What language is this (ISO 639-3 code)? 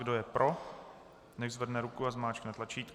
ces